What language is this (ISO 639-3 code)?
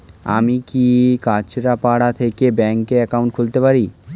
ben